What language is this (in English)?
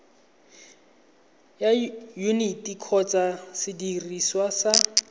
Tswana